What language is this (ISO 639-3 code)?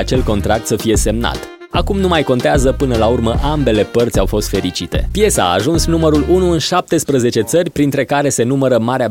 ron